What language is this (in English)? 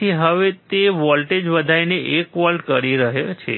Gujarati